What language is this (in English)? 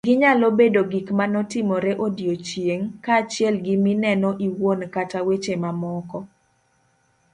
Luo (Kenya and Tanzania)